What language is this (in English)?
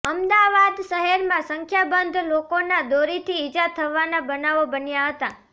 Gujarati